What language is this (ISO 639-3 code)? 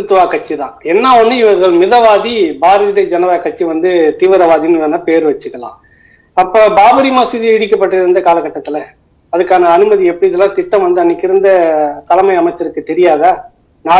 tam